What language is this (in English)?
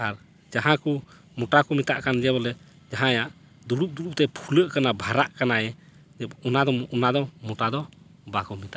Santali